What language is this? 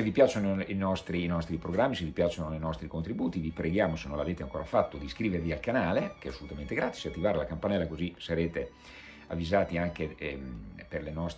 Italian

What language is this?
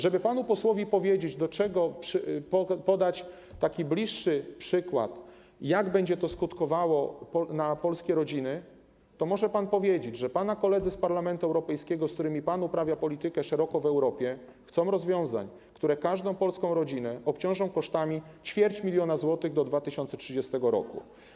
Polish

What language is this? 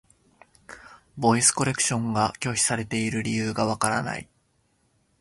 Japanese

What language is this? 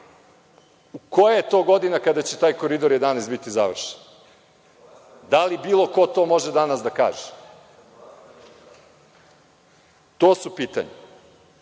Serbian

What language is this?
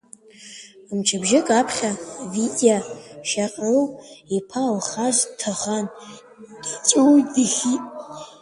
Abkhazian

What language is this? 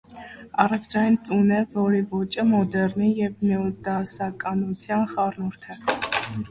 Armenian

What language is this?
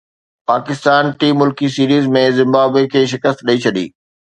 Sindhi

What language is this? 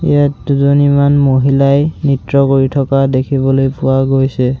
Assamese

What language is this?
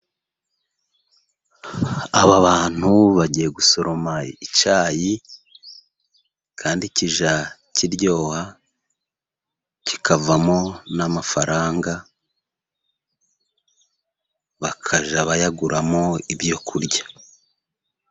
Kinyarwanda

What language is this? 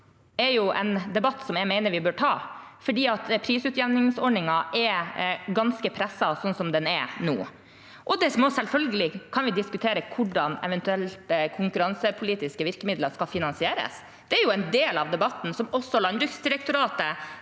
Norwegian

